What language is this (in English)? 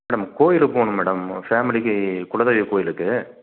Tamil